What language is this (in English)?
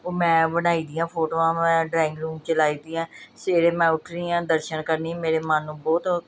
Punjabi